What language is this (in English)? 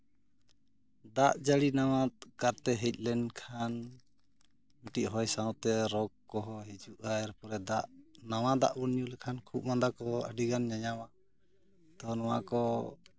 Santali